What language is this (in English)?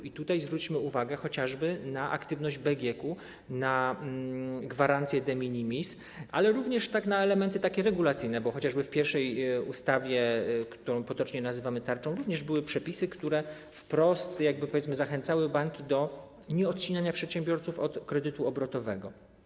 Polish